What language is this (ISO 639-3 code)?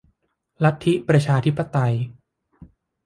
tha